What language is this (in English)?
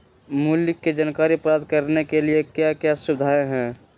Magahi